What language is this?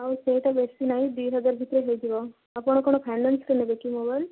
Odia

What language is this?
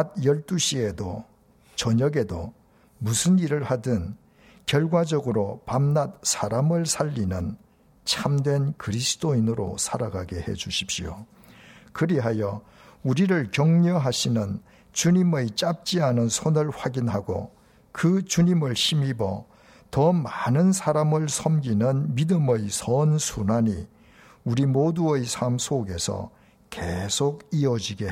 Korean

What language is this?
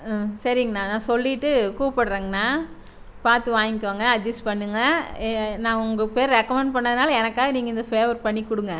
Tamil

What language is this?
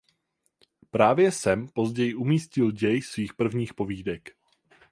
Czech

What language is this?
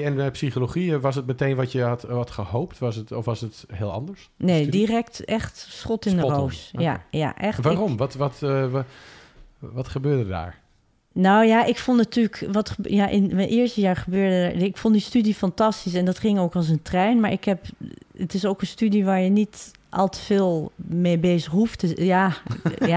Dutch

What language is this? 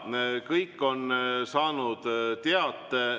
Estonian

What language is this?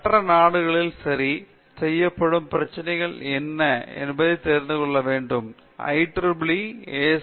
Tamil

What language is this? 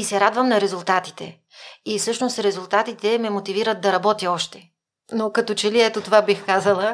Bulgarian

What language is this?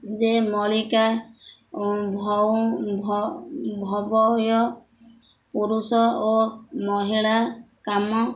Odia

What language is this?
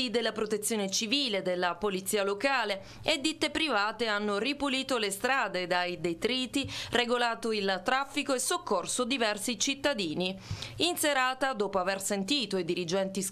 Italian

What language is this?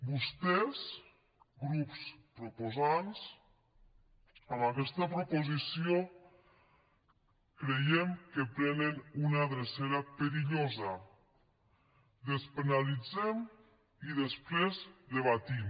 Catalan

